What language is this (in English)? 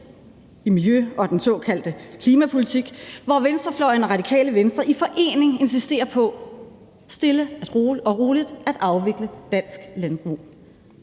Danish